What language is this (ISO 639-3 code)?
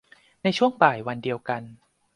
tha